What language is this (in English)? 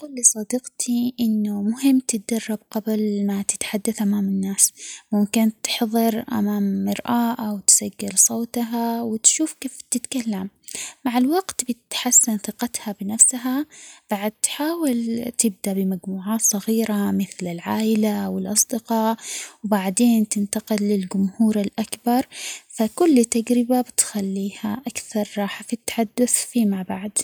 Omani Arabic